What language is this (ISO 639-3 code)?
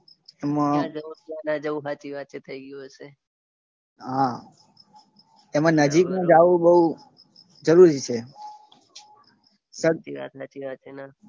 guj